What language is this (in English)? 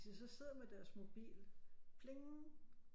Danish